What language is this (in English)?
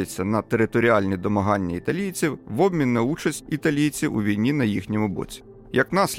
Ukrainian